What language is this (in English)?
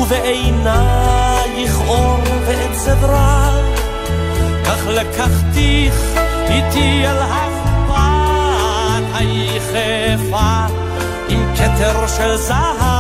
Hebrew